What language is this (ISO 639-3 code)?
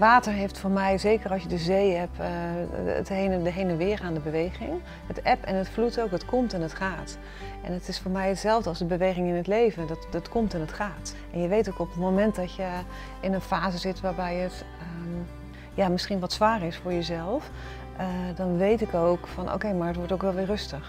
nld